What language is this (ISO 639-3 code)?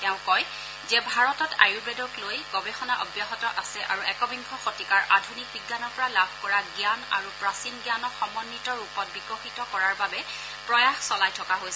asm